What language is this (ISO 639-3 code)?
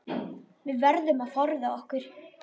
isl